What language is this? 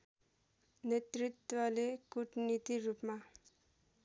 Nepali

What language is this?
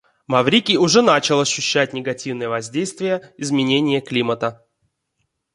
Russian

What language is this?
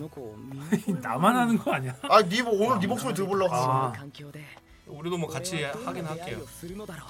Korean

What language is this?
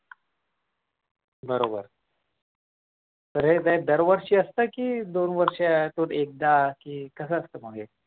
Marathi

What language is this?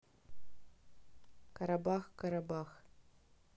Russian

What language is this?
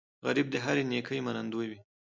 Pashto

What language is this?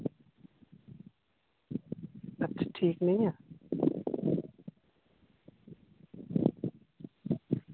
Dogri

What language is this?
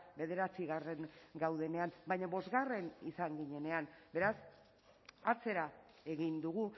Basque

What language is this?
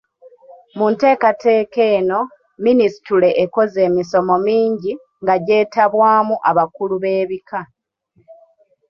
Ganda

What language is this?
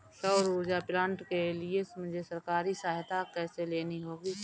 Hindi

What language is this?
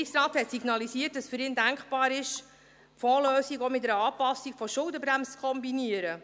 Swiss German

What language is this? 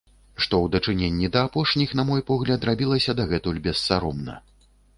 Belarusian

